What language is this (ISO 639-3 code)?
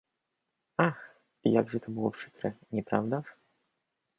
pol